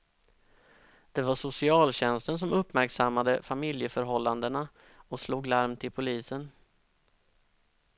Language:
Swedish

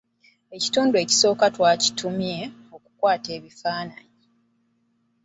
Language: Ganda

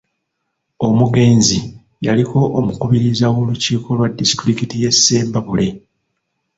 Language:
Ganda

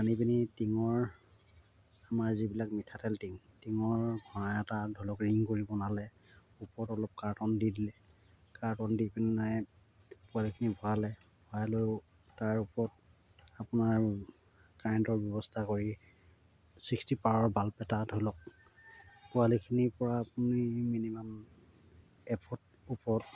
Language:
Assamese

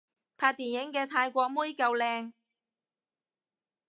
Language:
Cantonese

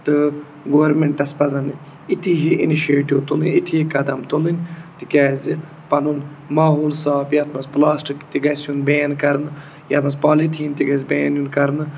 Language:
Kashmiri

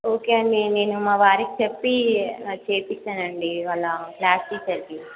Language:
Telugu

